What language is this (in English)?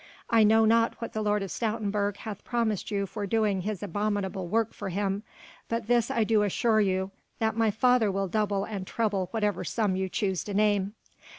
English